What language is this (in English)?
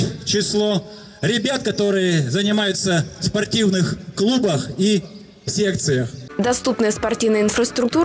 Russian